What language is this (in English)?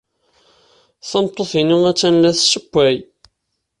Kabyle